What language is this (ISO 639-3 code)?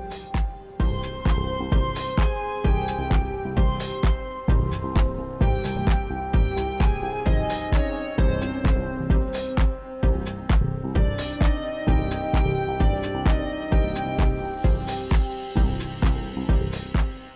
ind